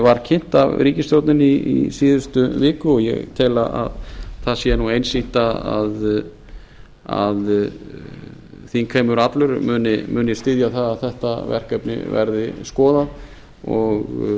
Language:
Icelandic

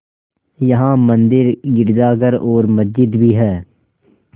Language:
Hindi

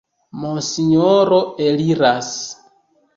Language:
Esperanto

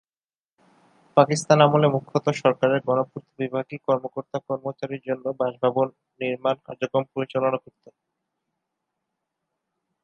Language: Bangla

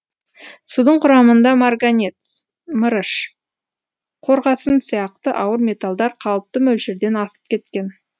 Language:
Kazakh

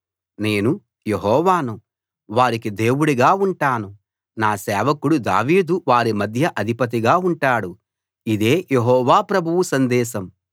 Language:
Telugu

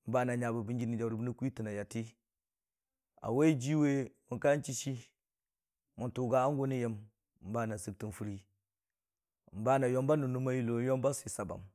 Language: Dijim-Bwilim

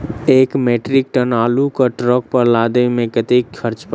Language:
Maithili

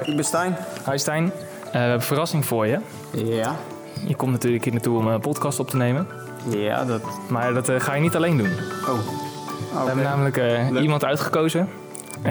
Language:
Dutch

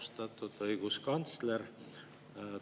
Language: Estonian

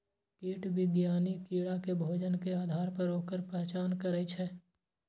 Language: Maithili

